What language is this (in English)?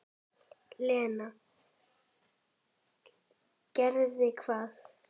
Icelandic